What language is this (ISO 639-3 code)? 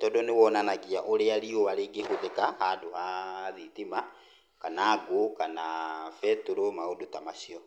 kik